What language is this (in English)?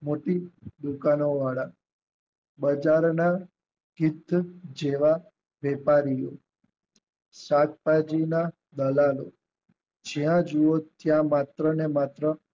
Gujarati